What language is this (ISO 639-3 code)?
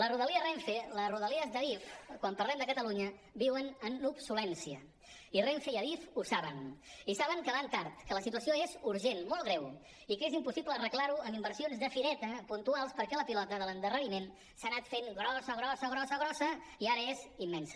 cat